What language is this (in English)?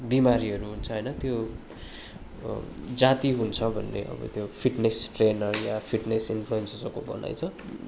Nepali